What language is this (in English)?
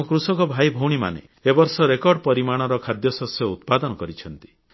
Odia